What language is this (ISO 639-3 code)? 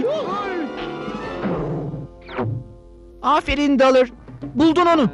tur